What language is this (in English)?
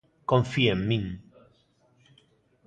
Galician